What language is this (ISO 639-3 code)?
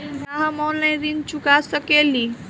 bho